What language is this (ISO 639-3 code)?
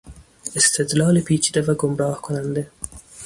fas